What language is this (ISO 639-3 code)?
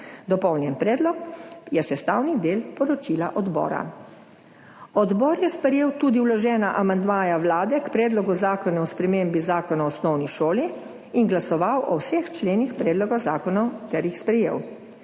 slv